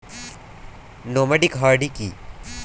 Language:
Bangla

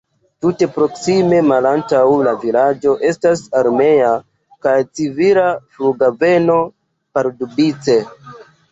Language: Esperanto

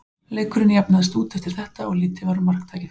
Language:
Icelandic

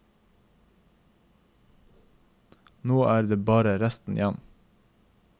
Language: Norwegian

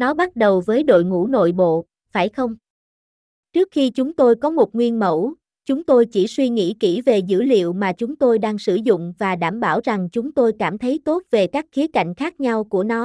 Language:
Vietnamese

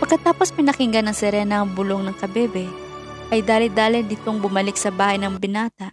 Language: Filipino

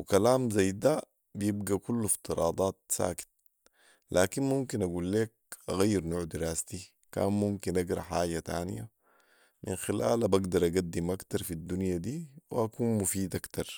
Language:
Sudanese Arabic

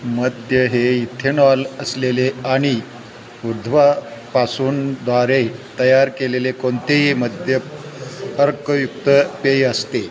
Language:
Marathi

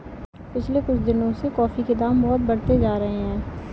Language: Hindi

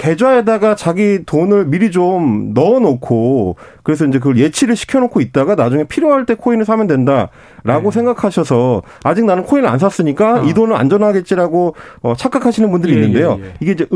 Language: Korean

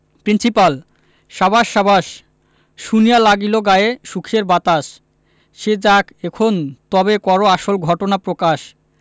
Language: Bangla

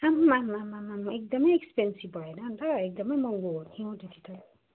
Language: Nepali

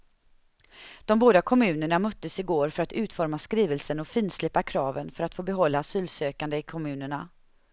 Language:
Swedish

